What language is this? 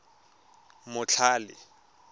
Tswana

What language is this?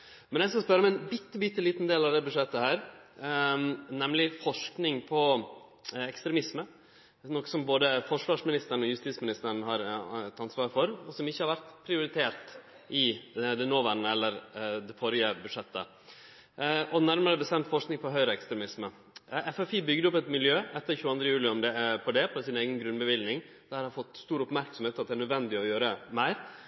Norwegian Nynorsk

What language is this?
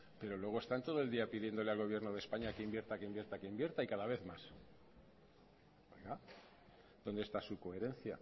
Spanish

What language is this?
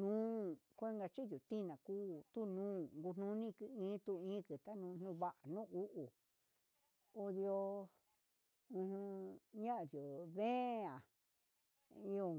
Huitepec Mixtec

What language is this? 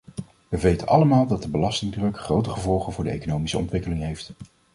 Dutch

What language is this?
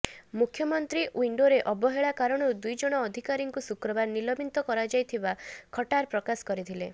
Odia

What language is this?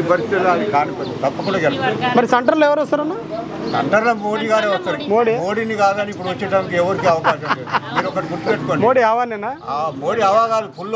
Telugu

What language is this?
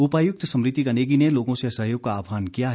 Hindi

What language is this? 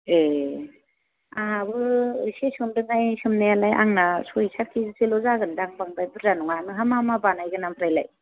Bodo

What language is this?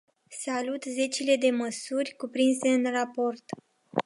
Romanian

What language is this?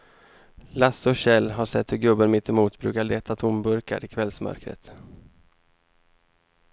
Swedish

